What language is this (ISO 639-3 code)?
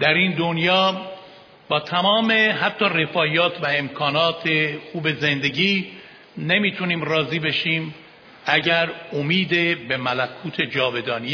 fas